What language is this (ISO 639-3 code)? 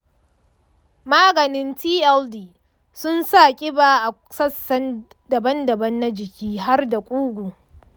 hau